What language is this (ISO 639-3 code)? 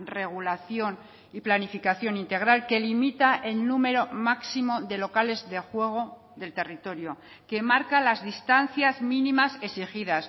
spa